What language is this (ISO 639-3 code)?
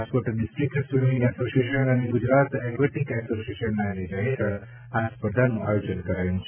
guj